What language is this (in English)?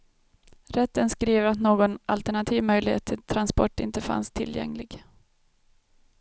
Swedish